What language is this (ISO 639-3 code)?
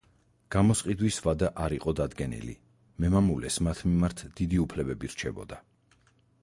kat